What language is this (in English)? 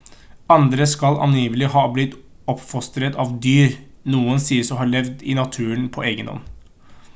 Norwegian Bokmål